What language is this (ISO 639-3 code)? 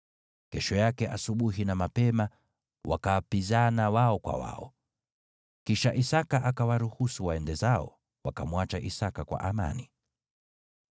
swa